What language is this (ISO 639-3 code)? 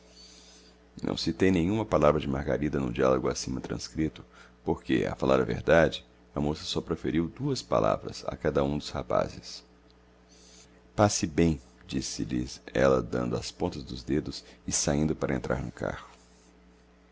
por